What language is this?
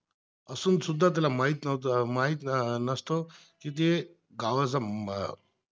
Marathi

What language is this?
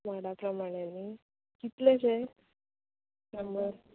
Konkani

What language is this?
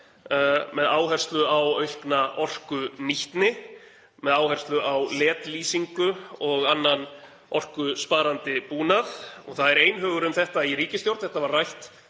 Icelandic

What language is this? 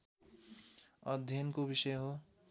Nepali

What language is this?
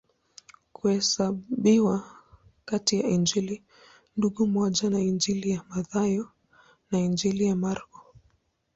Swahili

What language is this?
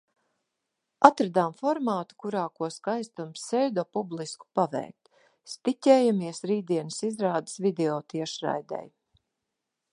Latvian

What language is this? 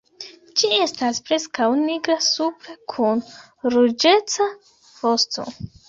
Esperanto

